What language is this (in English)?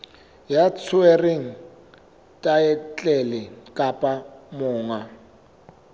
Southern Sotho